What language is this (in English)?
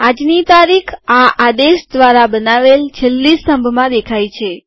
Gujarati